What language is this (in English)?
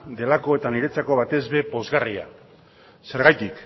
Basque